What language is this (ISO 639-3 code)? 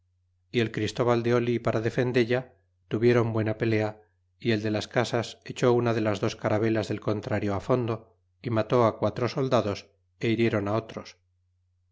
spa